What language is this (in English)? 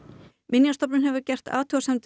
Icelandic